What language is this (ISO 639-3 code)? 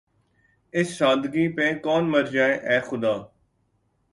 urd